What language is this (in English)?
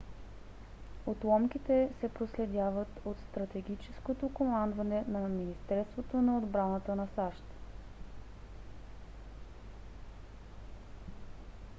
Bulgarian